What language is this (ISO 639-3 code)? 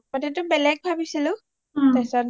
asm